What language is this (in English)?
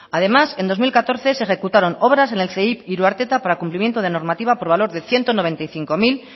Spanish